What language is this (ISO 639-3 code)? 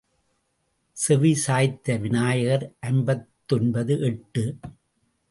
tam